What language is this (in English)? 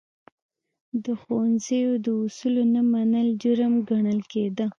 Pashto